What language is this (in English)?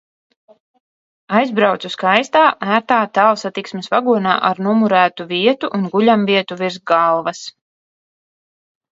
Latvian